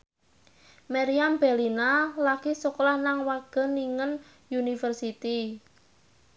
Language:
Javanese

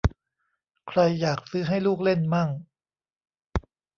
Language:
Thai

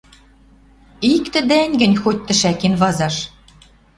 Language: Western Mari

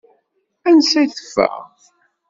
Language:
Kabyle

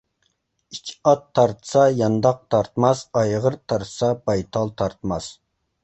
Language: Uyghur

